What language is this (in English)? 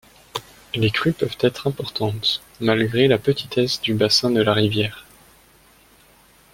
French